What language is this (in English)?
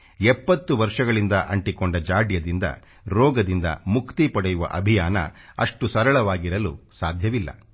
Kannada